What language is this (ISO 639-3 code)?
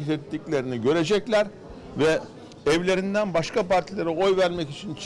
tur